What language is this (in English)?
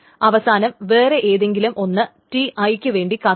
Malayalam